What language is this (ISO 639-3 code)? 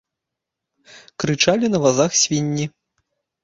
bel